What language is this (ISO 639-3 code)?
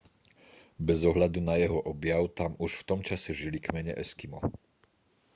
slk